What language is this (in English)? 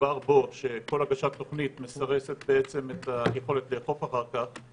Hebrew